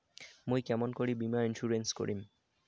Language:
Bangla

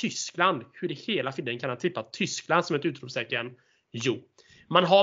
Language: Swedish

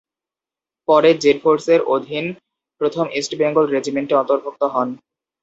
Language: Bangla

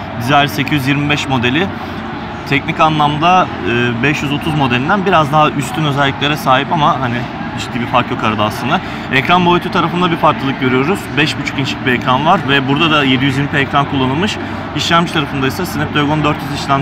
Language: Turkish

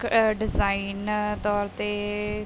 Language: Punjabi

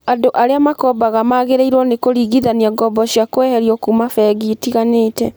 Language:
Kikuyu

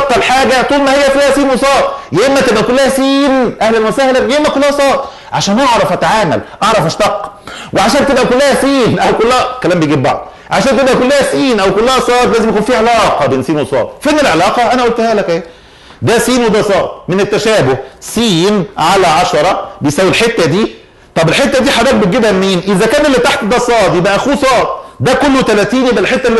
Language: Arabic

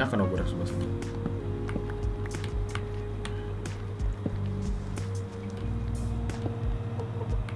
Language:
Indonesian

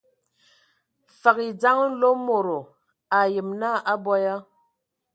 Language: Ewondo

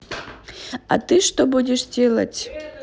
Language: Russian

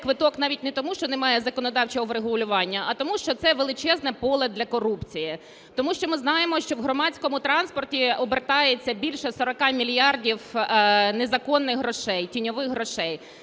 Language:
Ukrainian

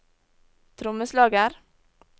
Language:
Norwegian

